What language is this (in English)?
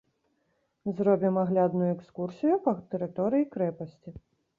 Belarusian